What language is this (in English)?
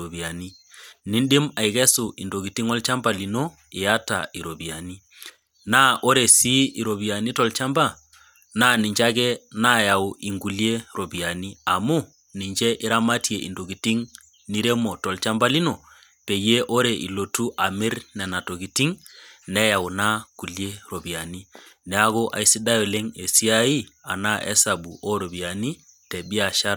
Masai